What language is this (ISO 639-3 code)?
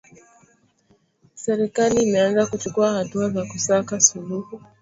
swa